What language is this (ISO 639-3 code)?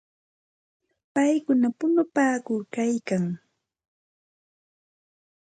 qxt